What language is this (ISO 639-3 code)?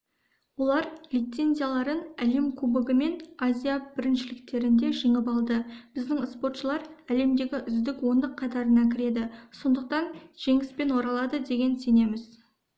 kaz